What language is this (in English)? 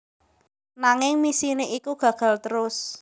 Javanese